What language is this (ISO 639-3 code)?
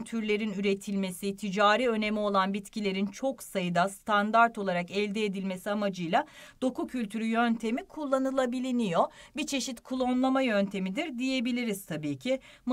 tur